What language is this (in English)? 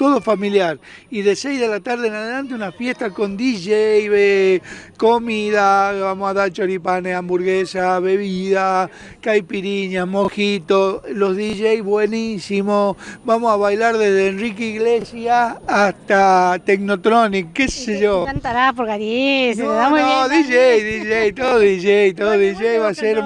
Spanish